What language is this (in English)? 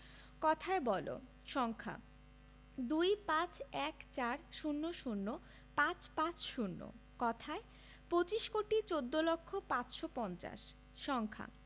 Bangla